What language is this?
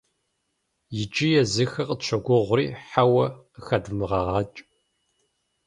Kabardian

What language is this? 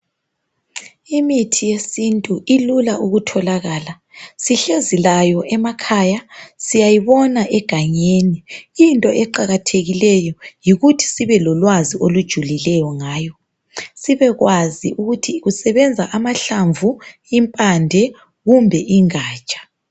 North Ndebele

